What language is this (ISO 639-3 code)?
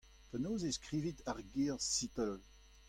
bre